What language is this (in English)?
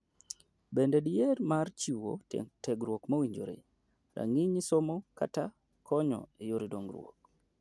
Luo (Kenya and Tanzania)